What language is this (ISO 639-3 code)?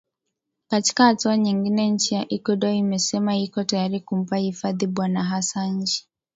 swa